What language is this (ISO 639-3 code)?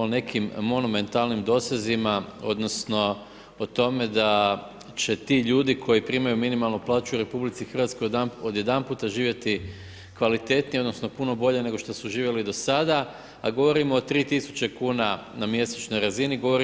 hrv